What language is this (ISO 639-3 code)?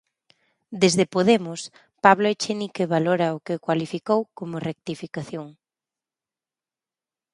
glg